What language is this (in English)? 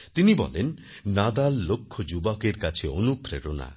Bangla